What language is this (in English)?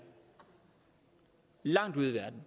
Danish